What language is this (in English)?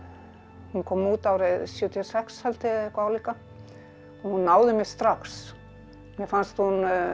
Icelandic